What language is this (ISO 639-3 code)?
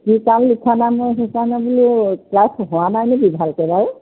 asm